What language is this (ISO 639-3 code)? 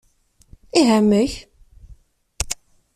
kab